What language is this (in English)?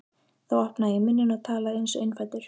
Icelandic